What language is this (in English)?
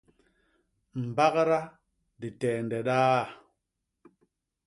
Basaa